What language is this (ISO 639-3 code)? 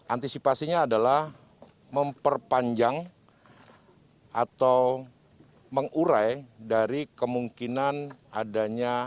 ind